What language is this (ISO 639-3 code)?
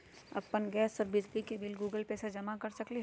mag